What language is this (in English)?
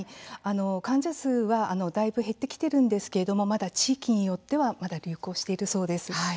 Japanese